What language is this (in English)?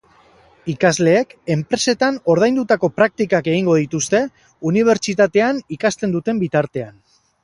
Basque